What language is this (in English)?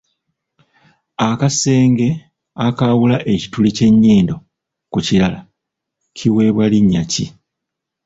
Ganda